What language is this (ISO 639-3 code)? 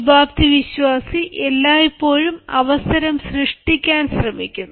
mal